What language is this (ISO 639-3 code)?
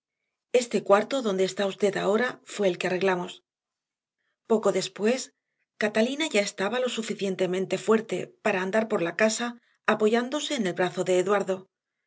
spa